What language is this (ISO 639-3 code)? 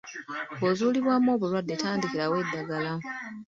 lug